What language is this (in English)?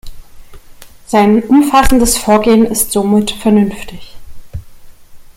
German